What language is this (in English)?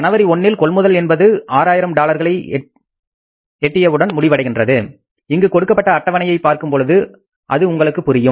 Tamil